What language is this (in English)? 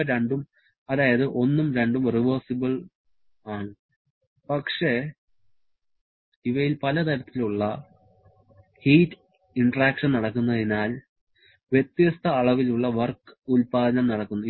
Malayalam